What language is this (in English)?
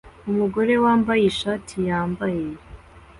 Kinyarwanda